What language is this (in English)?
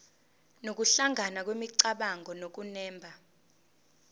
Zulu